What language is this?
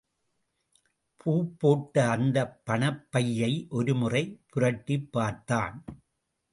Tamil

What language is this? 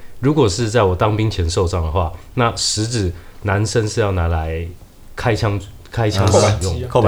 Chinese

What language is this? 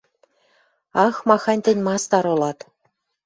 Western Mari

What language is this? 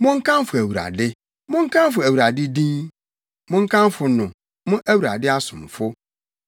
Akan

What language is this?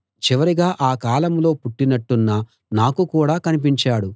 Telugu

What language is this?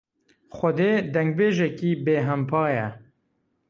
Kurdish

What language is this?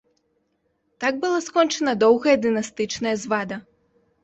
Belarusian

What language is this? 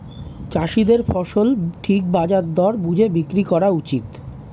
Bangla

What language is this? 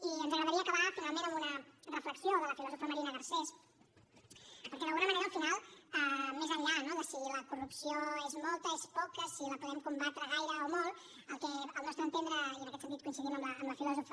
Catalan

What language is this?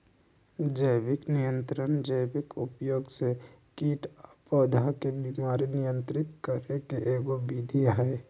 Magahi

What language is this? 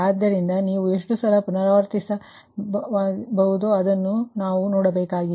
Kannada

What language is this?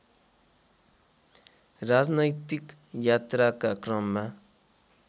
Nepali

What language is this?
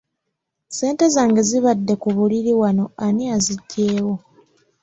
Ganda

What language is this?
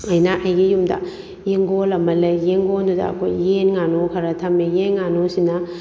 Manipuri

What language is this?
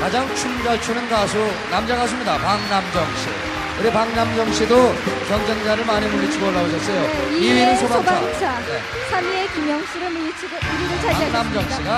Korean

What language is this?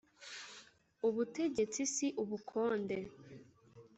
Kinyarwanda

